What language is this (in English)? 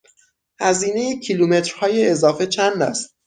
Persian